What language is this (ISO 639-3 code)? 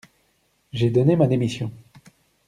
fra